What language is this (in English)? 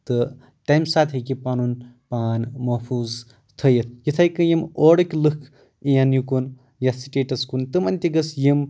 Kashmiri